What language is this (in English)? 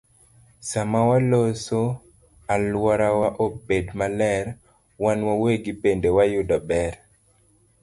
Luo (Kenya and Tanzania)